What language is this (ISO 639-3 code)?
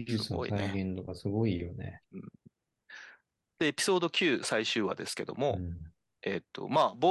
jpn